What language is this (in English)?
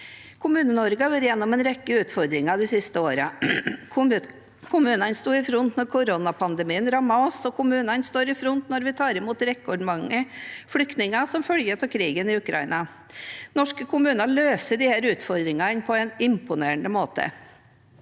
Norwegian